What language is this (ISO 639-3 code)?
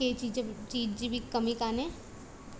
snd